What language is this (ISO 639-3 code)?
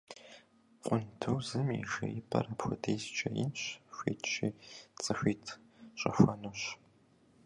kbd